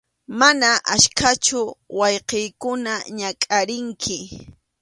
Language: Arequipa-La Unión Quechua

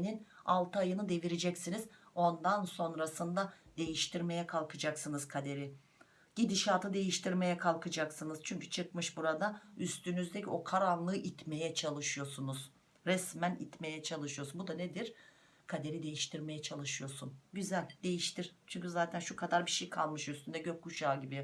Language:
Turkish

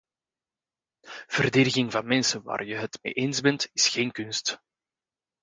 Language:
Dutch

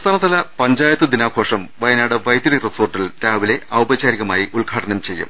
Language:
Malayalam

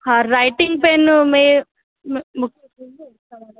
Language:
Sindhi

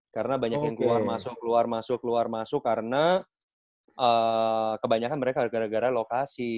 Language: Indonesian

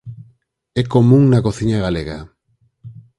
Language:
Galician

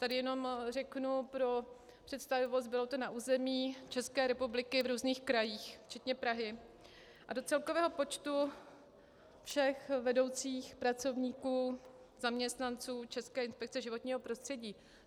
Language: Czech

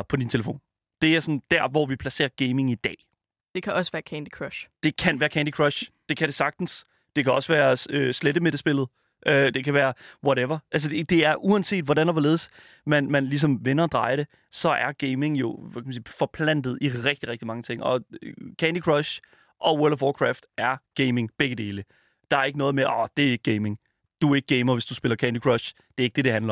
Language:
Danish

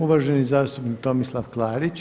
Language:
Croatian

